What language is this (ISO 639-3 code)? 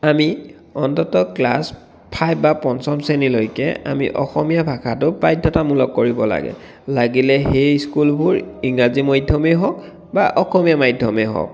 asm